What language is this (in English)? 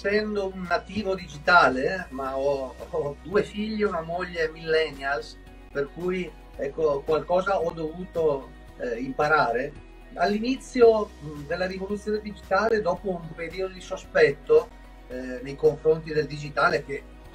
Italian